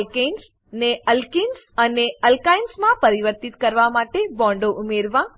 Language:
Gujarati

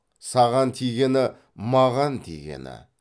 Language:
Kazakh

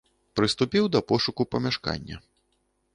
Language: Belarusian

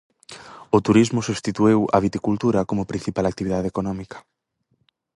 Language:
Galician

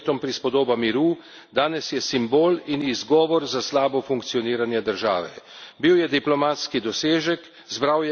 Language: Slovenian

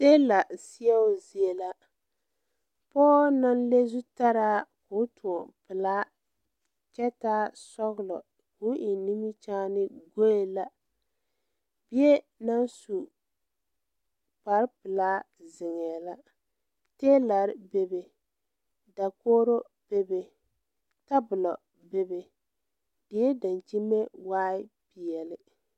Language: Southern Dagaare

